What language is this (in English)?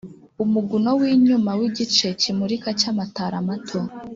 Kinyarwanda